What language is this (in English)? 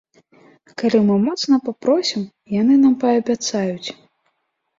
Belarusian